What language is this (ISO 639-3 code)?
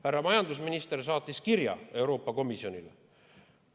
est